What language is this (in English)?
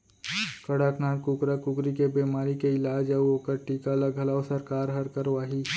Chhattisgarhi